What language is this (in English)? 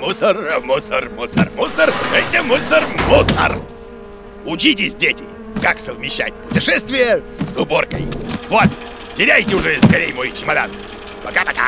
Russian